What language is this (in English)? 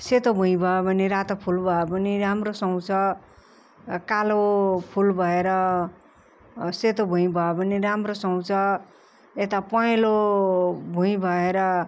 Nepali